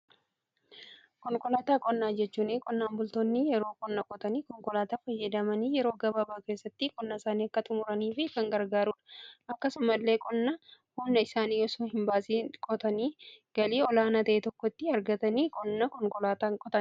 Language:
Oromo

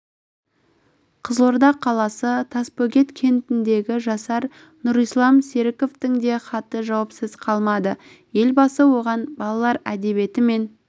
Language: Kazakh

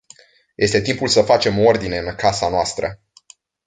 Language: Romanian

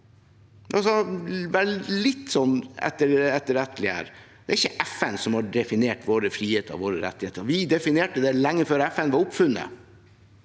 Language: Norwegian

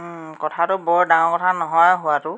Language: Assamese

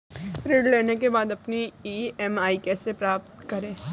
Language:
Hindi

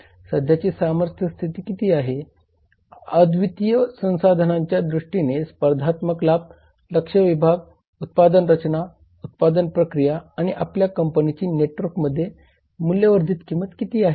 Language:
Marathi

